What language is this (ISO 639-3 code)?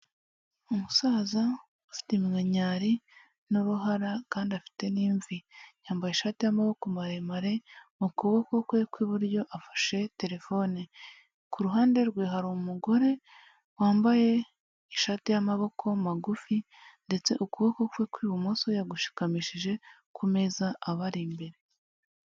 kin